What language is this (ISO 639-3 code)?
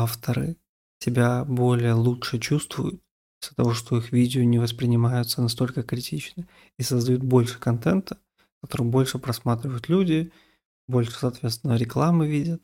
rus